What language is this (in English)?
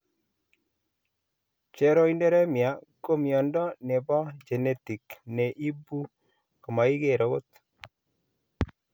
Kalenjin